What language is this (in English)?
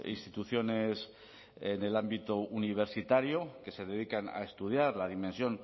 Spanish